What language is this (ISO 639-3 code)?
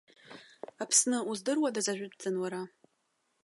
abk